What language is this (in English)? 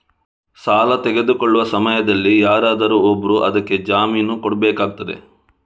Kannada